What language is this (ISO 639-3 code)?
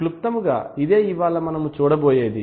tel